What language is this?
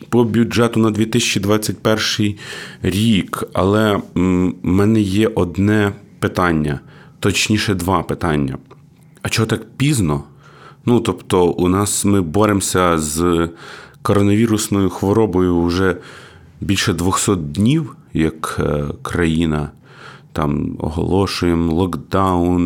Ukrainian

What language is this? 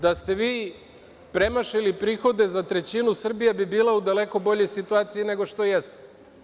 Serbian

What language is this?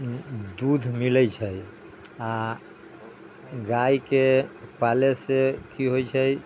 Maithili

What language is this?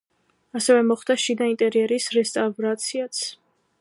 Georgian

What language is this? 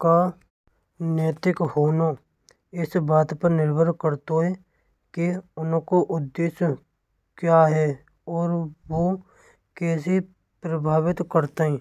Braj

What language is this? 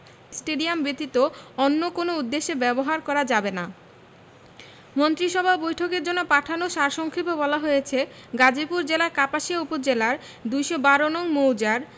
Bangla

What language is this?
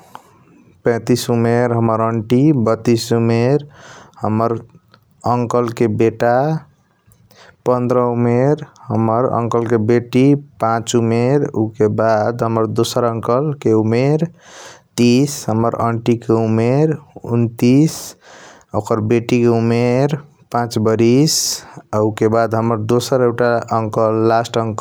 Kochila Tharu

